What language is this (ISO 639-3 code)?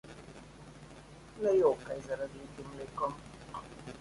slv